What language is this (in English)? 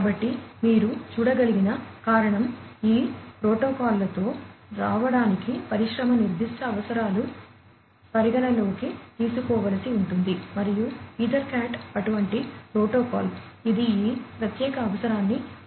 Telugu